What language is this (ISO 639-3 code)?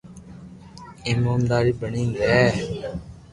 lrk